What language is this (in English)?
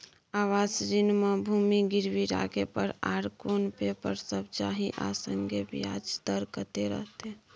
Maithili